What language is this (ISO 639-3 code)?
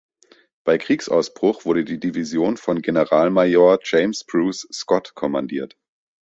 deu